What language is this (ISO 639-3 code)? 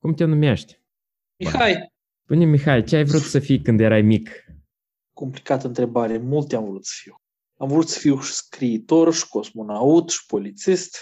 ron